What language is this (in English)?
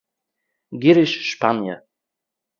Yiddish